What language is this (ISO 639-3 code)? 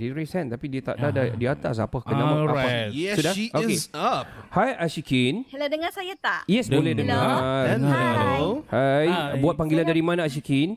msa